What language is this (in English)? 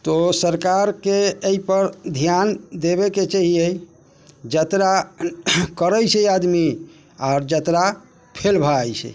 Maithili